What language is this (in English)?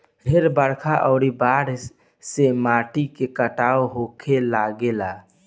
Bhojpuri